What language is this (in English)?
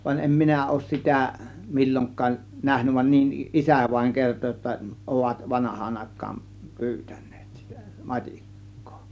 Finnish